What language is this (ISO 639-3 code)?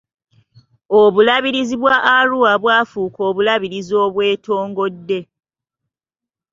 lug